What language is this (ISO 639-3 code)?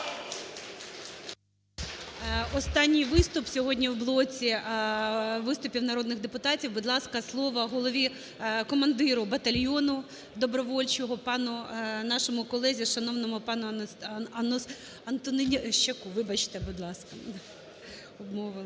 ukr